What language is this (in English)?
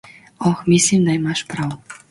Slovenian